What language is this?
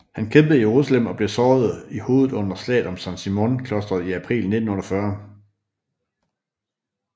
Danish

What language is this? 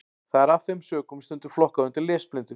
Icelandic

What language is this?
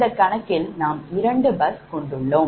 Tamil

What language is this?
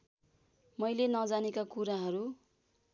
Nepali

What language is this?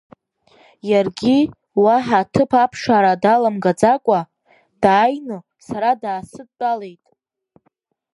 Abkhazian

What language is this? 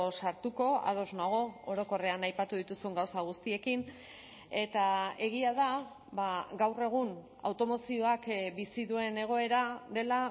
Basque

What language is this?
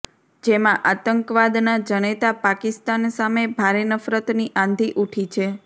Gujarati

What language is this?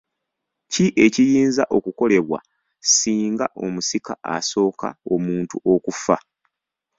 Ganda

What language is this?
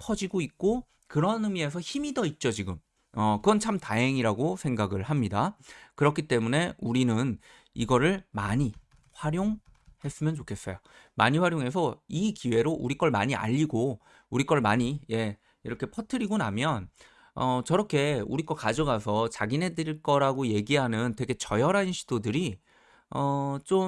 Korean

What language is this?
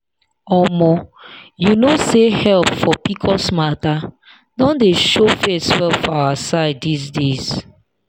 Nigerian Pidgin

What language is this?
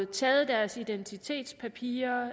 Danish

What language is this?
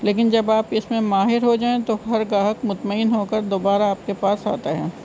Urdu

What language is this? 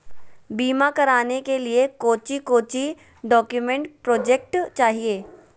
Magahi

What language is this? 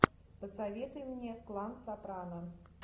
Russian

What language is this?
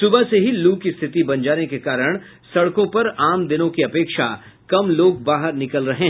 Hindi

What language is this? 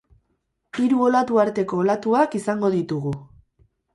Basque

